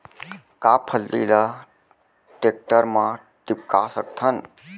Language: Chhattisgarhi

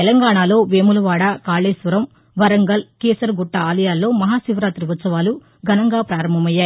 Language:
Telugu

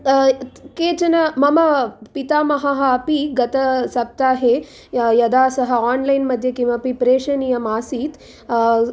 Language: Sanskrit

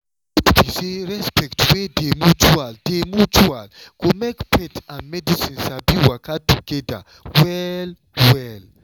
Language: Nigerian Pidgin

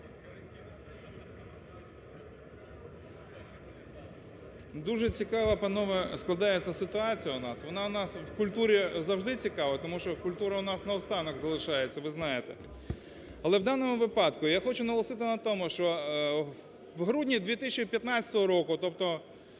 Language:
Ukrainian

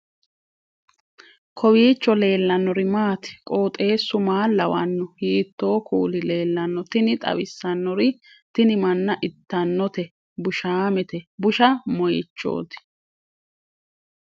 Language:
Sidamo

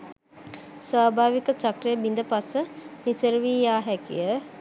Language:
Sinhala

